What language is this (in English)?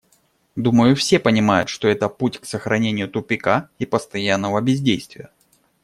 Russian